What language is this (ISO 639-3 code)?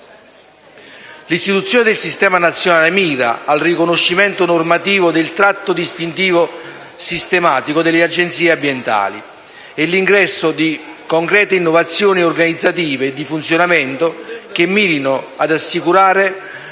ita